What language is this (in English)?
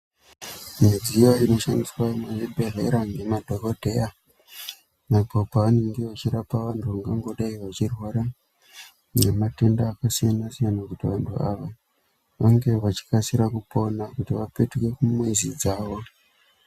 Ndau